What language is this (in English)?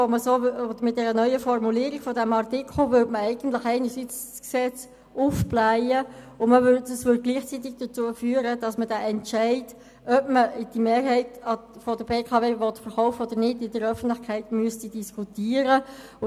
Swiss German